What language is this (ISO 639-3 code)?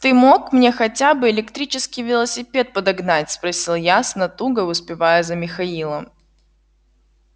rus